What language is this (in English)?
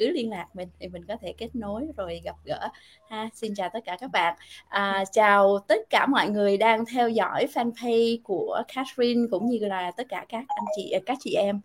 Vietnamese